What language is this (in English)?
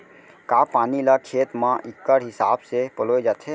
Chhattisgarhi